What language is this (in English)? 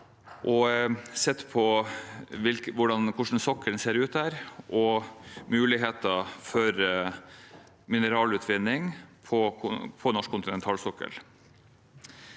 Norwegian